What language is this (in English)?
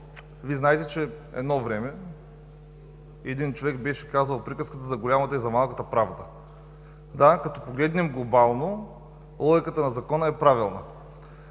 Bulgarian